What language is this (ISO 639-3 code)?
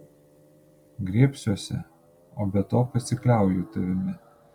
lit